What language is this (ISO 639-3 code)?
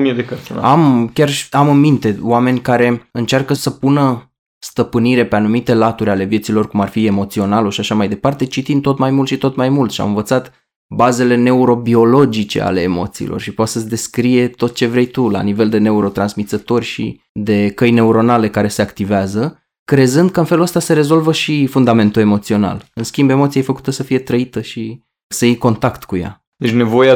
ron